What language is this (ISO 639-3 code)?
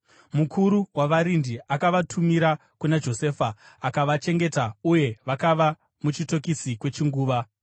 sna